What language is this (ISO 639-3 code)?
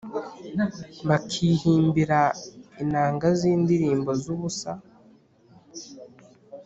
kin